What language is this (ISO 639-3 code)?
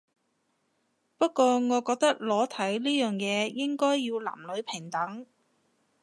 yue